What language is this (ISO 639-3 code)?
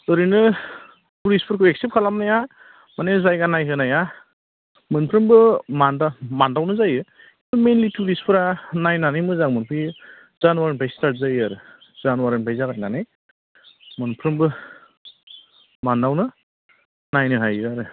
brx